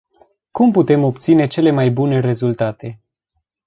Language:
Romanian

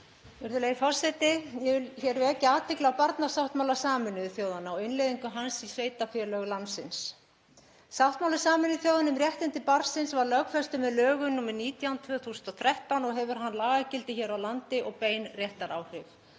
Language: Icelandic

